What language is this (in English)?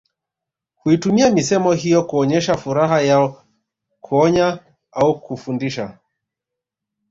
Swahili